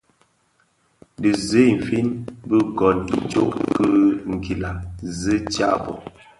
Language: Bafia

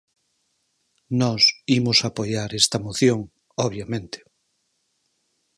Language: Galician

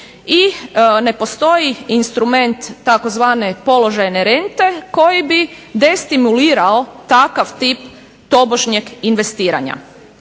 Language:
Croatian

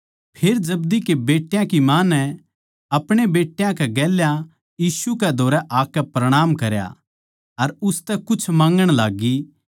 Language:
Haryanvi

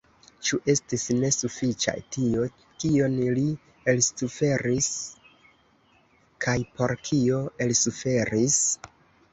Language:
Esperanto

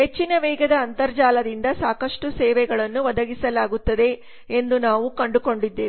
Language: Kannada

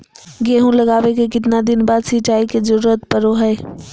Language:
Magahi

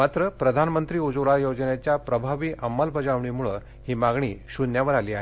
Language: Marathi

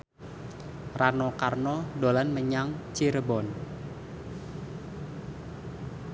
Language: Javanese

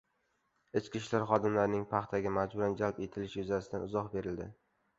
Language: Uzbek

